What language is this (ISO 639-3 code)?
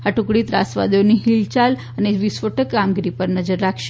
guj